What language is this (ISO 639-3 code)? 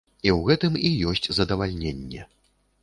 bel